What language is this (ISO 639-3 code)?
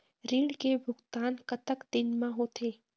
hne